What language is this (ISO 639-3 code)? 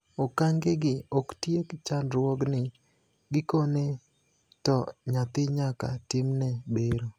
luo